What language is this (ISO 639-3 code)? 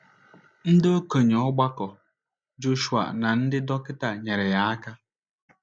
ibo